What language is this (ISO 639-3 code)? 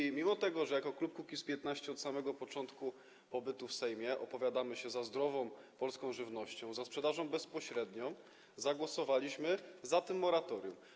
pol